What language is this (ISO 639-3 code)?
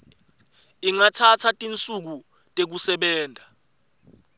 ssw